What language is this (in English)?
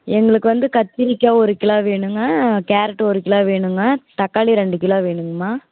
Tamil